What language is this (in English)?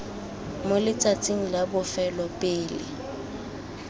Tswana